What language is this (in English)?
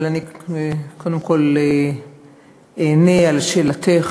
Hebrew